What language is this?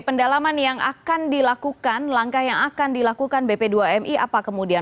Indonesian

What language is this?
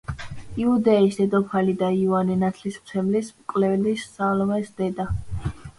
Georgian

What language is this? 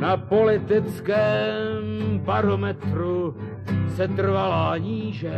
Czech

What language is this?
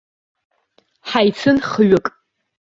Abkhazian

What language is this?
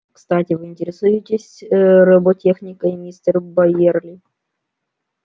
Russian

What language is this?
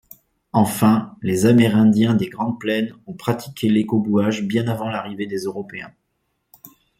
French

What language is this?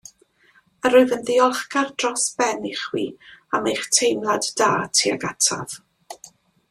Welsh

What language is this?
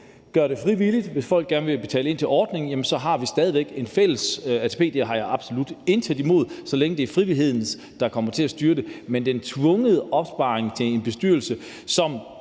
Danish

